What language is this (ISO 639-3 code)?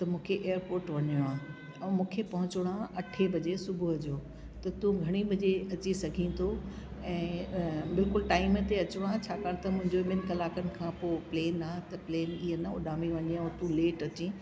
snd